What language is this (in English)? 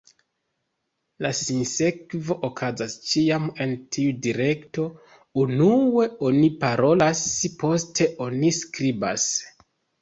Esperanto